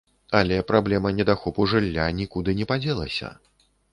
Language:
Belarusian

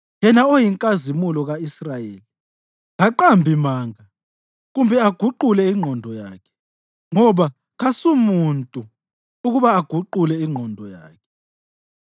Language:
North Ndebele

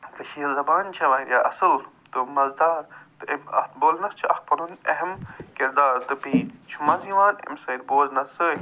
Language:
Kashmiri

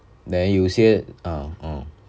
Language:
English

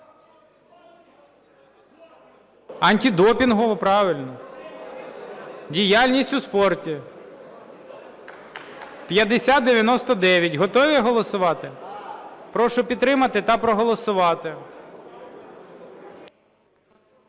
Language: Ukrainian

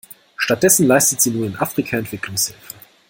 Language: German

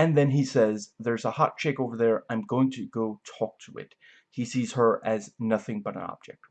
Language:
English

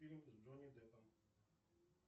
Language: Russian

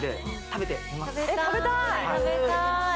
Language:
Japanese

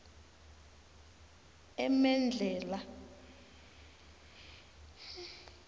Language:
South Ndebele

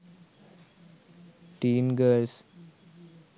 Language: Sinhala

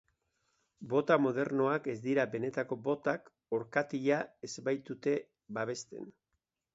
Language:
Basque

